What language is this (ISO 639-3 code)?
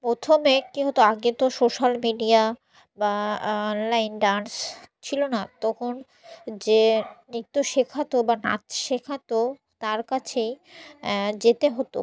ben